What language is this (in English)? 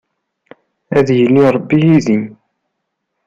Kabyle